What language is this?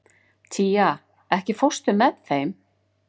Icelandic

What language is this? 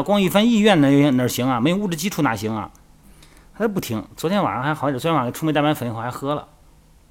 Chinese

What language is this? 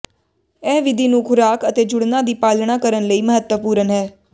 Punjabi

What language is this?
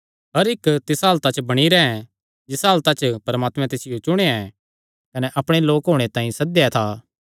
Kangri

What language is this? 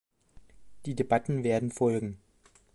German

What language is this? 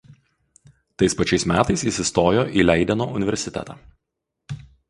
Lithuanian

